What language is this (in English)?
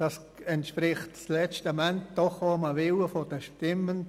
Swiss German